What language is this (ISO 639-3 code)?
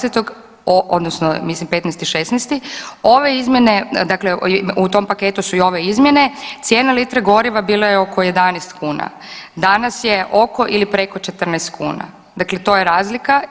hrv